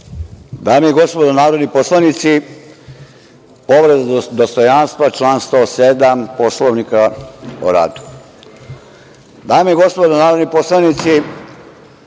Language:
Serbian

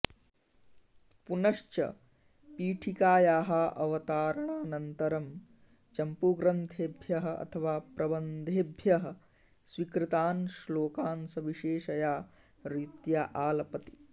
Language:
Sanskrit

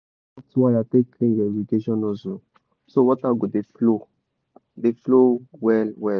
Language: Nigerian Pidgin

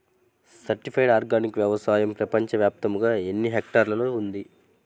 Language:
Telugu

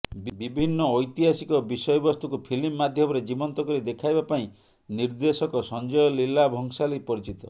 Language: Odia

